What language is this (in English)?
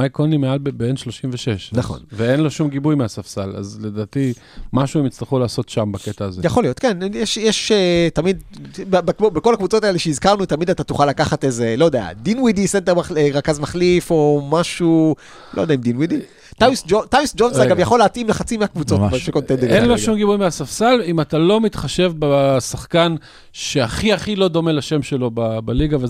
Hebrew